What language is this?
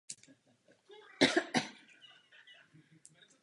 Czech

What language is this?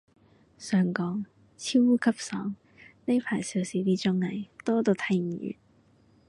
Cantonese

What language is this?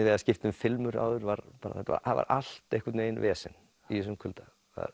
Icelandic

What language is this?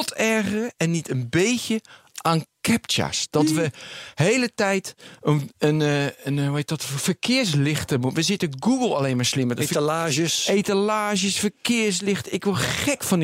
Dutch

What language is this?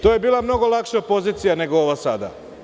Serbian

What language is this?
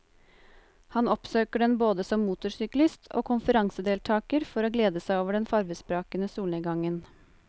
Norwegian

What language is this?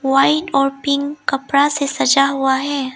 Hindi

